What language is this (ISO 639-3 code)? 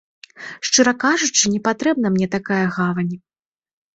bel